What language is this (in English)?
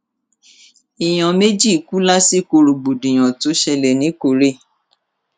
Yoruba